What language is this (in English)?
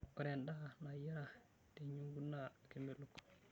Masai